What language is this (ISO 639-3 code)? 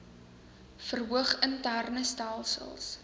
afr